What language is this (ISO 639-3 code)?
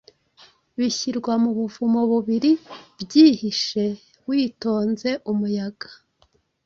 kin